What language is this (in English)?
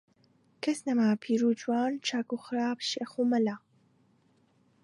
Central Kurdish